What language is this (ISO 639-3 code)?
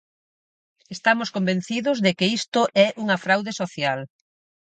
glg